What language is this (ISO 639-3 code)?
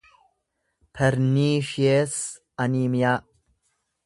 orm